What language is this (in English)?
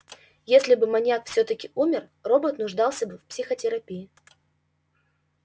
Russian